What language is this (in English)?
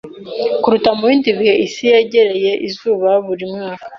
Kinyarwanda